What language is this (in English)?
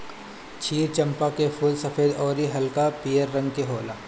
Bhojpuri